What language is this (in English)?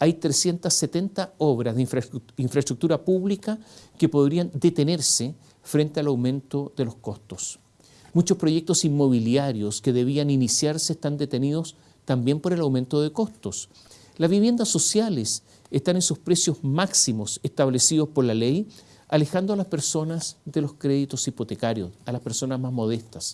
Spanish